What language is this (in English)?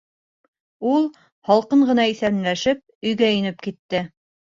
Bashkir